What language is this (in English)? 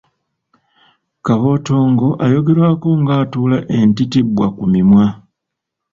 Ganda